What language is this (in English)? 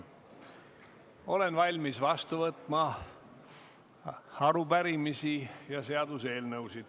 Estonian